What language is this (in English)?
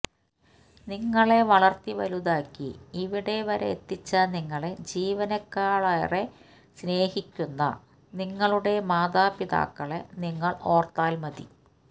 Malayalam